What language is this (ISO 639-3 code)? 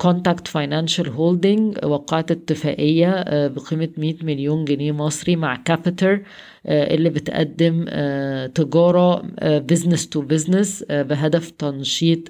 ara